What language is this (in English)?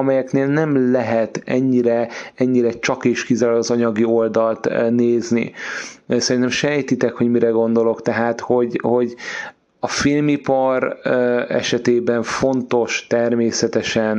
Hungarian